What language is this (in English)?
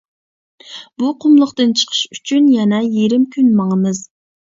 Uyghur